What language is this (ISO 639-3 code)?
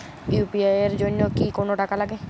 ben